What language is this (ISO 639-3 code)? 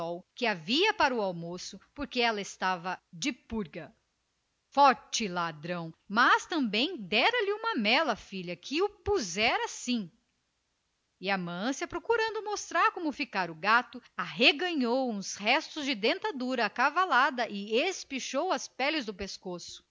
por